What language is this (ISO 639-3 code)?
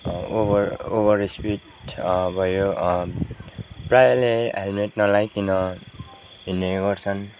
nep